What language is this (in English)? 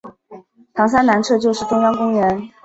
Chinese